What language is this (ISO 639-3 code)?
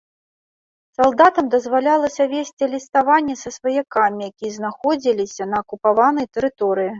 bel